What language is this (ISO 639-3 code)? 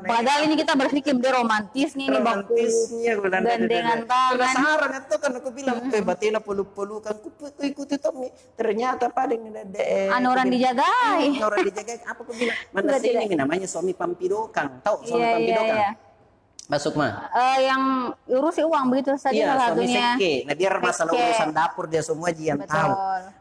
ind